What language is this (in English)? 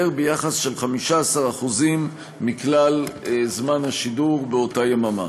Hebrew